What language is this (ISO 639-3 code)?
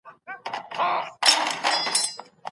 pus